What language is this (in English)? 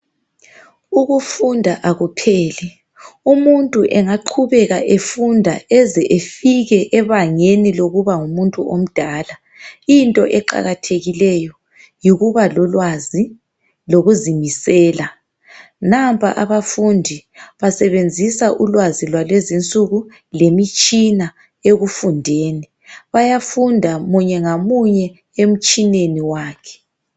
North Ndebele